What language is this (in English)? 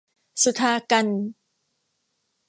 Thai